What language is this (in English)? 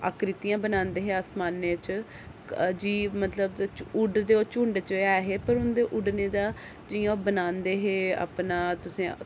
Dogri